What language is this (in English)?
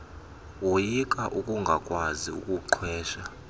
Xhosa